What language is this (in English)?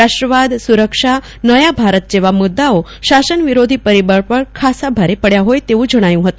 Gujarati